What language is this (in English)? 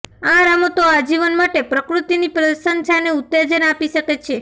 Gujarati